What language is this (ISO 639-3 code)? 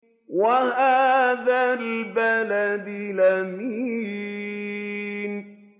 ara